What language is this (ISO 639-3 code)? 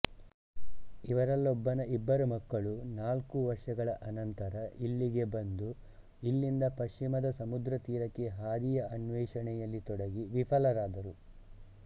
kan